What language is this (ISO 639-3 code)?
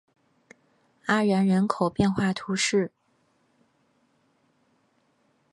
zho